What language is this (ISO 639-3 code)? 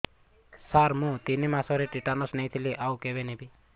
ori